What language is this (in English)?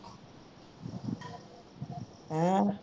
Punjabi